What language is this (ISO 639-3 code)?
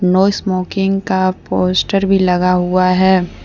hin